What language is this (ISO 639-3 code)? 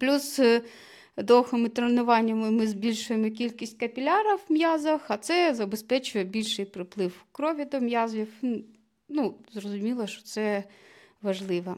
ukr